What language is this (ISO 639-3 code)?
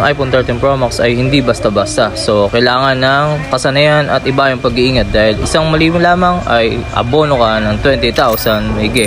fil